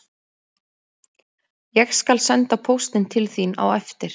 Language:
Icelandic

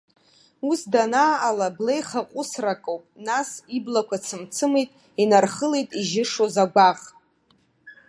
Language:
Abkhazian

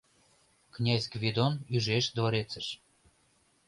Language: Mari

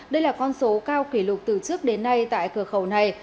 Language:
Vietnamese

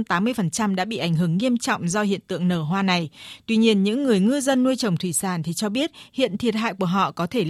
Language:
Vietnamese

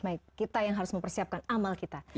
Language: Indonesian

